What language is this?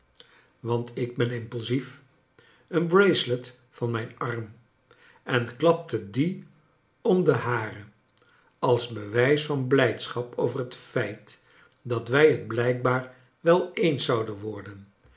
Dutch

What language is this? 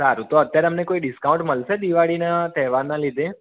Gujarati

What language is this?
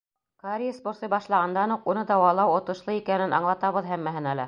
Bashkir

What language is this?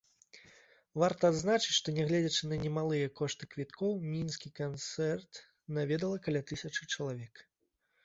Belarusian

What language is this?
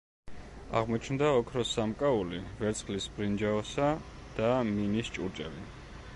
Georgian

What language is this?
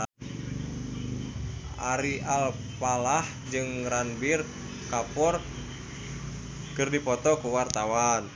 Sundanese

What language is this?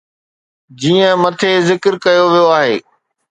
Sindhi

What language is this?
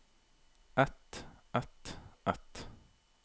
Norwegian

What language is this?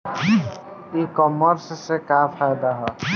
Bhojpuri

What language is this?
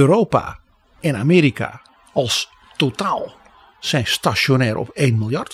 Dutch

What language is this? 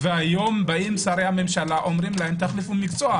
Hebrew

